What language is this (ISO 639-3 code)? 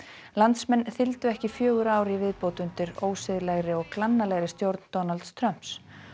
isl